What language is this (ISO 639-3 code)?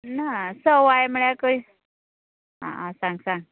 kok